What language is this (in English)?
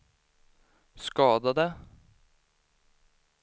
Swedish